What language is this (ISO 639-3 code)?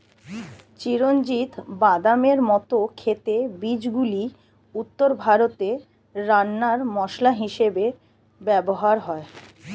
ben